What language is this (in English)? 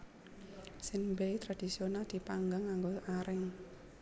Javanese